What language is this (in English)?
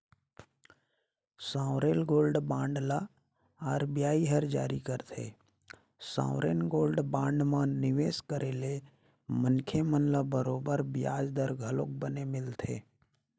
Chhattisgarhi